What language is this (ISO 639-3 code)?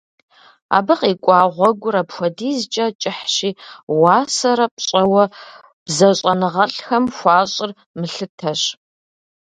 kbd